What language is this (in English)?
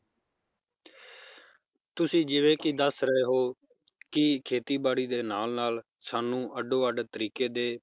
Punjabi